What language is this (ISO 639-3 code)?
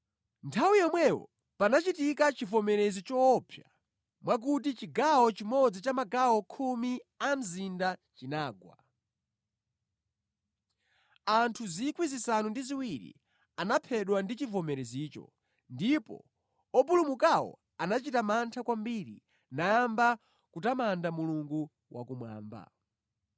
nya